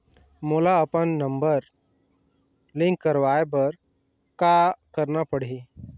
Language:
Chhattisgarhi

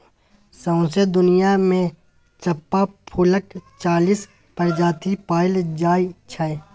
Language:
Maithili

